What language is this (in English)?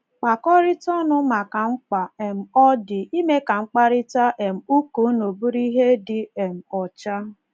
Igbo